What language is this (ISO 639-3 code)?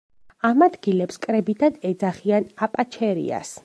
kat